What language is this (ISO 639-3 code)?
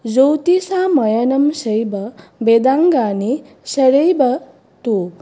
san